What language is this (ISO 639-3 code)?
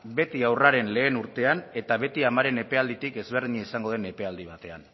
eus